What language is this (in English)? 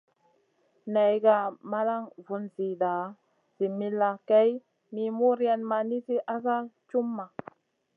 Masana